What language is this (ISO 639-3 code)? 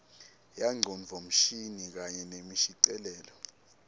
ssw